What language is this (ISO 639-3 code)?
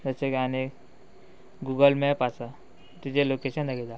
kok